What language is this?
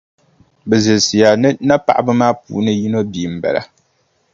Dagbani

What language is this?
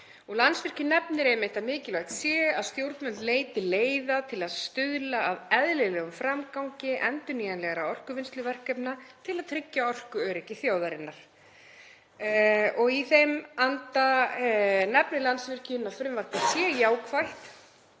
Icelandic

